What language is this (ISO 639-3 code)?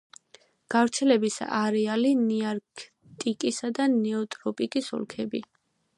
kat